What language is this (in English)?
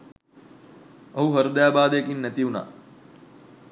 Sinhala